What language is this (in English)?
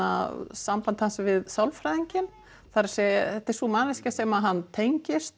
Icelandic